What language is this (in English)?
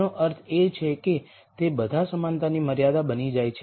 Gujarati